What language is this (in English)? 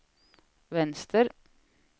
Swedish